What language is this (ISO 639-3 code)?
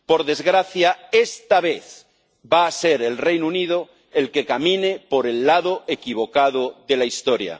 spa